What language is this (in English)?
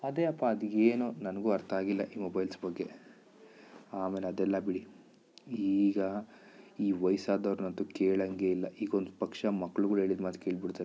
Kannada